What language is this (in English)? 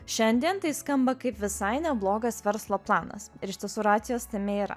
Lithuanian